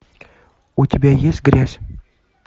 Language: Russian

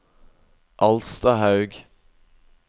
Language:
Norwegian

